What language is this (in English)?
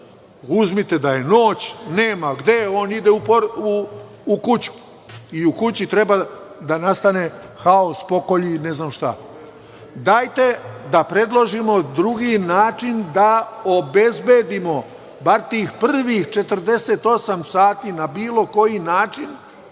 Serbian